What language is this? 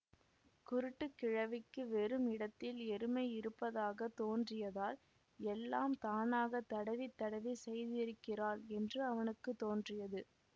Tamil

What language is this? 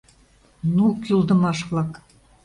Mari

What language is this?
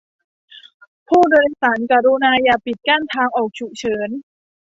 Thai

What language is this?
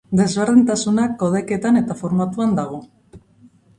Basque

